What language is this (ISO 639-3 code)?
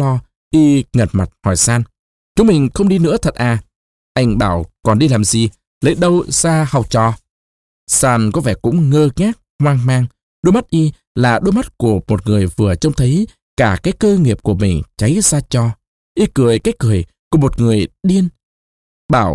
vie